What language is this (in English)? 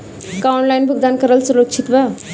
Bhojpuri